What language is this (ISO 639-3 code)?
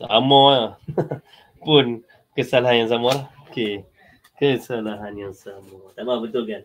msa